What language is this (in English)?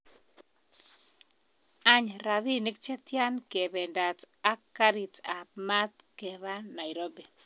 Kalenjin